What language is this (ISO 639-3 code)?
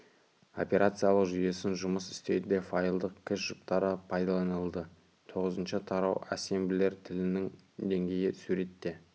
kaz